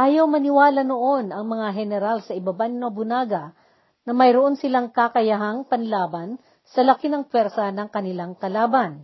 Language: Filipino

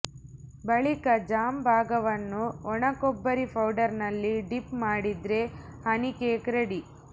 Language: Kannada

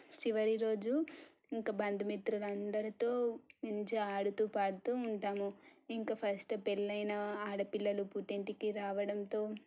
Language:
Telugu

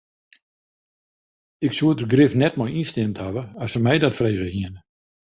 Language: Western Frisian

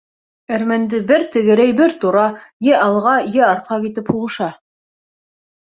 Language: Bashkir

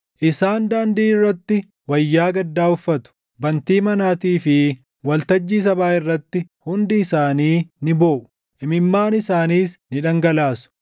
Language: Oromo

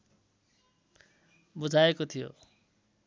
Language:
Nepali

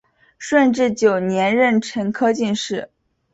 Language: Chinese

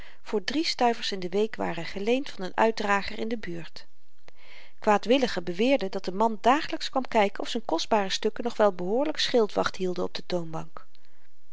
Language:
Dutch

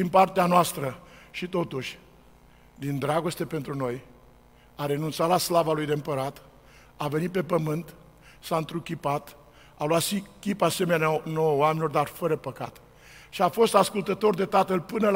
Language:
Romanian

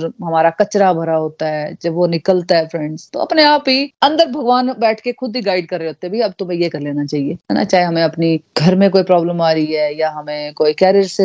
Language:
Hindi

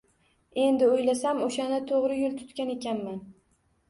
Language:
Uzbek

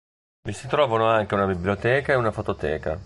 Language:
Italian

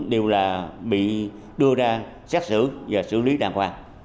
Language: Vietnamese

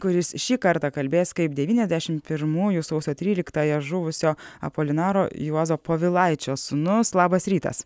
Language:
Lithuanian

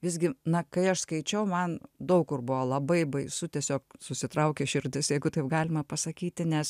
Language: Lithuanian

